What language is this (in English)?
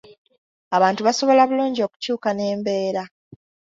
Ganda